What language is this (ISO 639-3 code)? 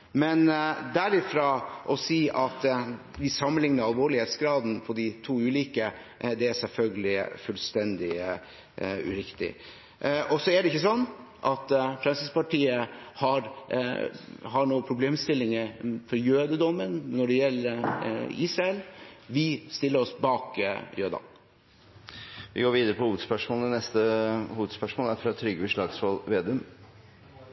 nor